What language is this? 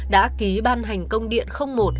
Vietnamese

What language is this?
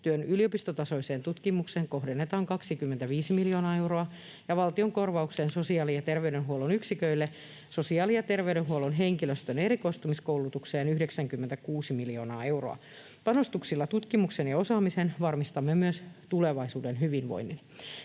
Finnish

